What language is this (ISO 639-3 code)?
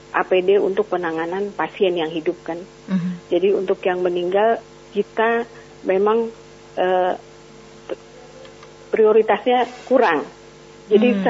ind